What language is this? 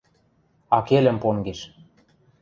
Western Mari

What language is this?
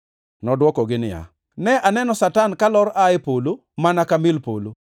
Luo (Kenya and Tanzania)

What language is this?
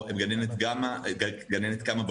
Hebrew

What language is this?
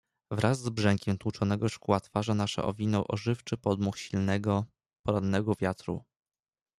Polish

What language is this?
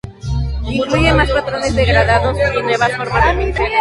Spanish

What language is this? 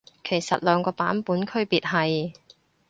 Cantonese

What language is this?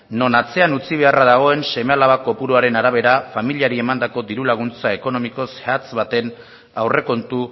Basque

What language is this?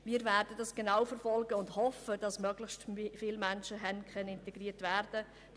Swiss German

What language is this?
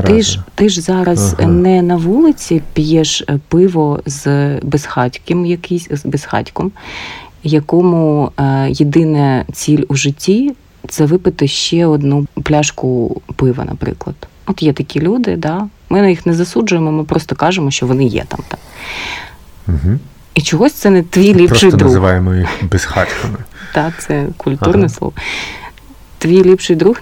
Ukrainian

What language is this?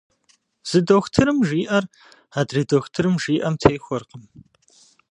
Kabardian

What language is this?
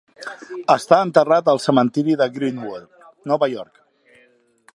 Catalan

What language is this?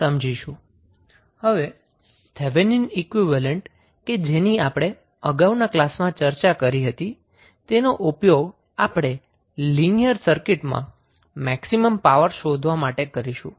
Gujarati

